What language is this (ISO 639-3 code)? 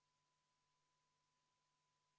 est